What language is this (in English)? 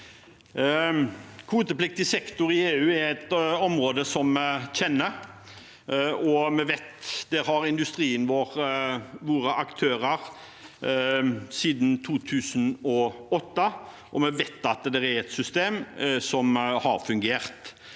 Norwegian